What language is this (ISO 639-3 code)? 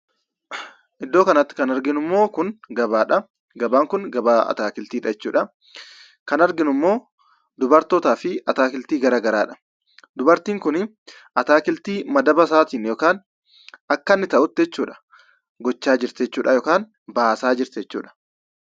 orm